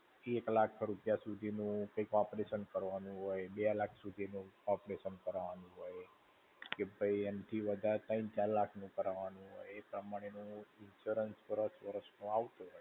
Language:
Gujarati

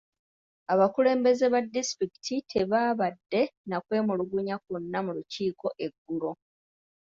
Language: Ganda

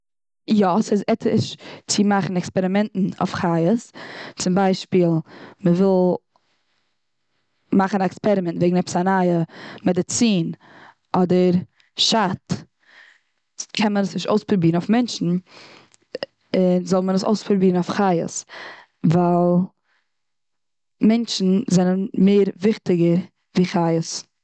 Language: Yiddish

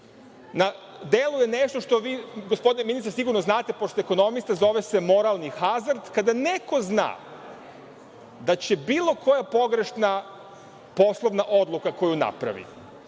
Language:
Serbian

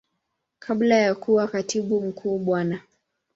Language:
Swahili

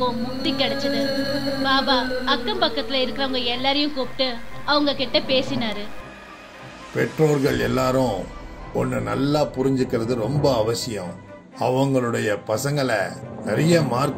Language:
Hindi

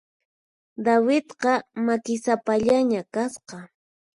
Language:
Puno Quechua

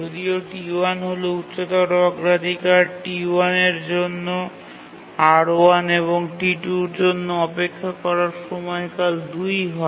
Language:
Bangla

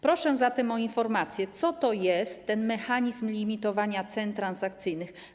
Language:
Polish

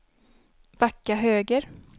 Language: Swedish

